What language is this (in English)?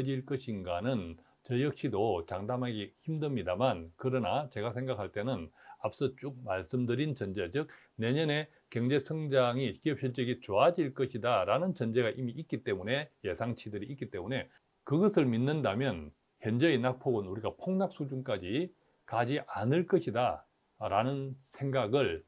Korean